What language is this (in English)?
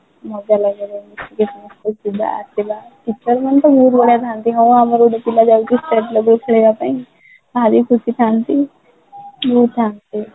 Odia